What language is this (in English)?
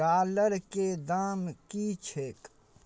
Maithili